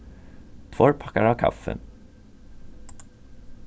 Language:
Faroese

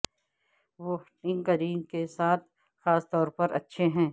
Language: Urdu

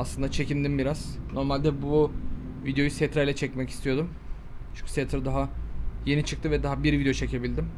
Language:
Turkish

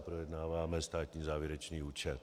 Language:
Czech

